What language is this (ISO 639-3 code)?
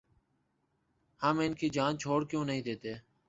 urd